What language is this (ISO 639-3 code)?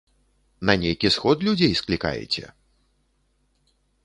bel